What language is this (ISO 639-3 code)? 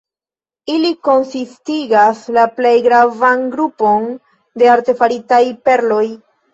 epo